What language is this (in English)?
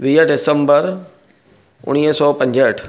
Sindhi